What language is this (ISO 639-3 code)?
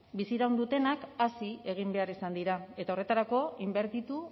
eus